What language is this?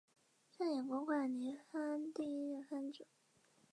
Chinese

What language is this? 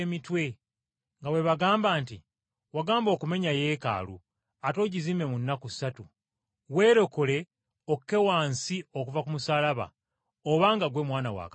Ganda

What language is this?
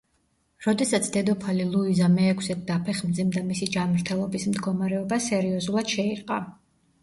Georgian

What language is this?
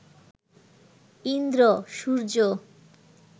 Bangla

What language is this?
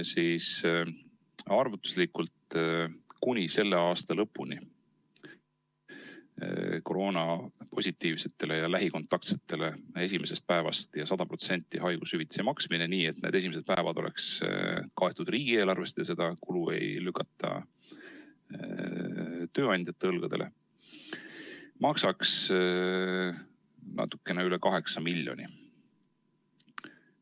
Estonian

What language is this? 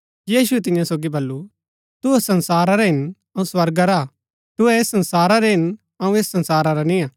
Gaddi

